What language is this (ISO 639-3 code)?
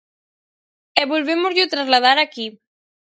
glg